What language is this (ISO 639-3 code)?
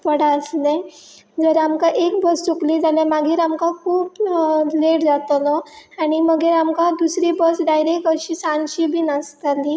kok